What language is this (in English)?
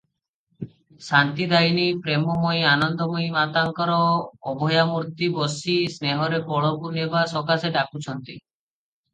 Odia